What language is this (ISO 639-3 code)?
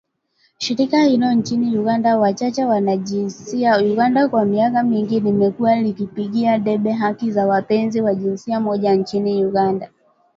swa